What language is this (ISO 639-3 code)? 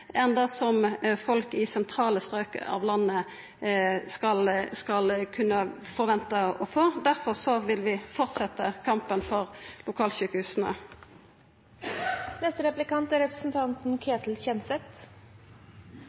nor